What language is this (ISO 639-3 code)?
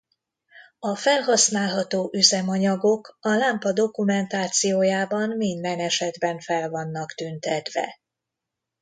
hun